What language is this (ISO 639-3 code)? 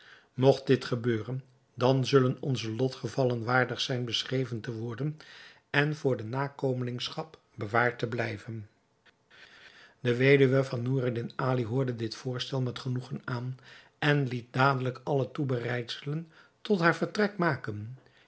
nld